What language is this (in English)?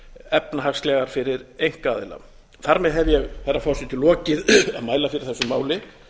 Icelandic